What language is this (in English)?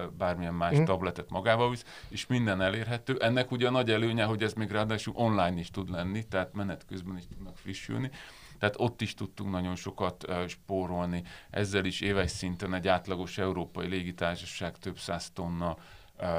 Hungarian